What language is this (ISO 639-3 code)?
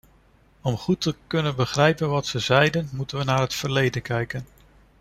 nld